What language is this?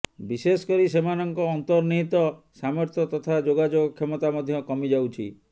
Odia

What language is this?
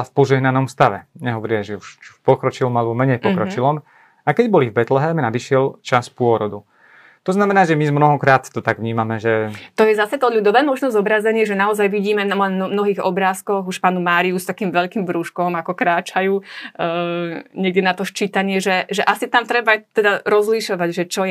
Slovak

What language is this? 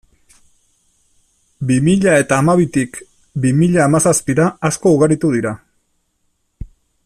Basque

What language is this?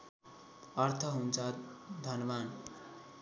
Nepali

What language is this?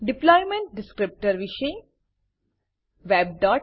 Gujarati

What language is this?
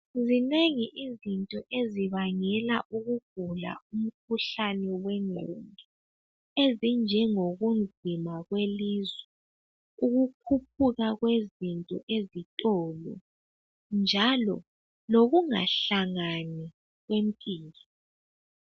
North Ndebele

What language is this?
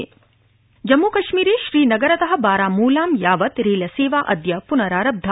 Sanskrit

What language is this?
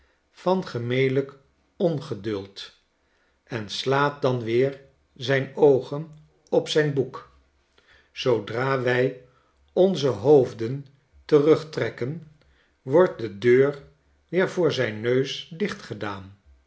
Dutch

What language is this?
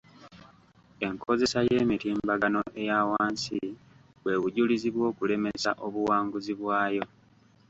Ganda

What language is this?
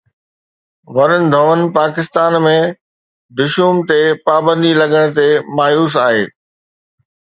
Sindhi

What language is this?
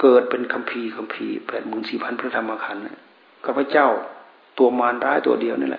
Thai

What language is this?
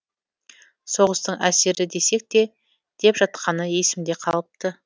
Kazakh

